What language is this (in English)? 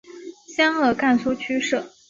Chinese